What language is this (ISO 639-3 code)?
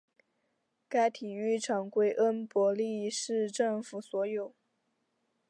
zho